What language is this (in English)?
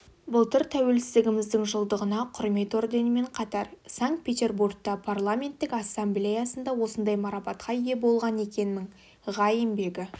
Kazakh